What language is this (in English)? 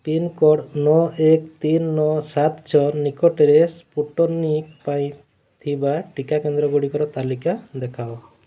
Odia